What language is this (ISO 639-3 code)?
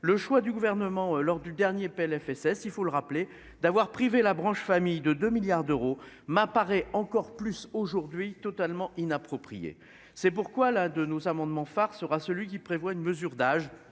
fra